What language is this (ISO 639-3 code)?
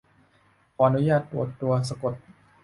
tha